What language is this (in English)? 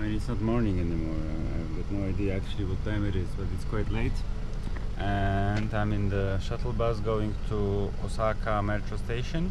English